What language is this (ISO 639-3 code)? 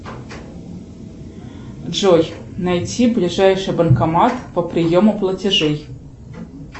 rus